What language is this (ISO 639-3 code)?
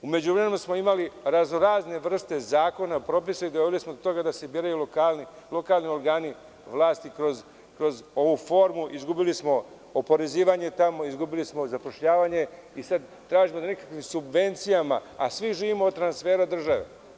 srp